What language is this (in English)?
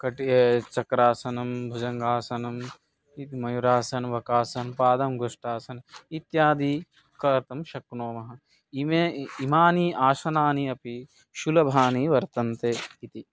Sanskrit